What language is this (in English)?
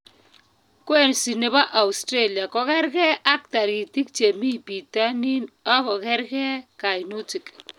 Kalenjin